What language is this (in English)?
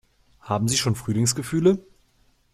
German